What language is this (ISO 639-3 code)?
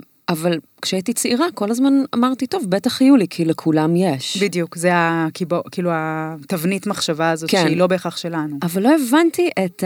heb